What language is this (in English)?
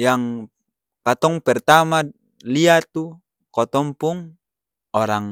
Ambonese Malay